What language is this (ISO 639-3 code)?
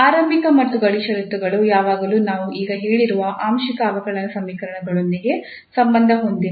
kan